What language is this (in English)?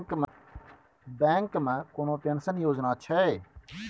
Maithili